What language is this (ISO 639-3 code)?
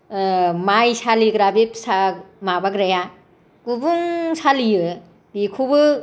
brx